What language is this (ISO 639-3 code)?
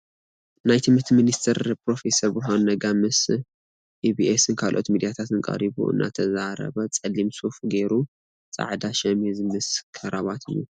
tir